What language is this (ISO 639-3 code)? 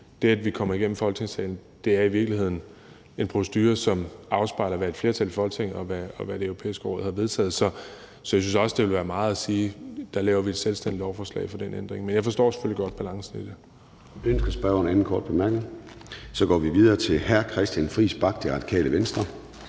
dan